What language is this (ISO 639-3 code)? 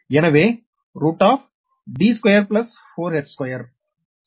tam